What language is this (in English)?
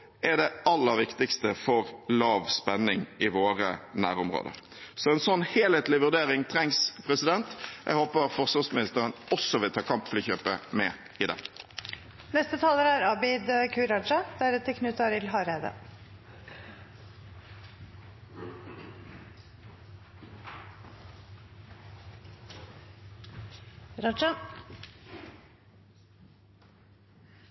Norwegian Bokmål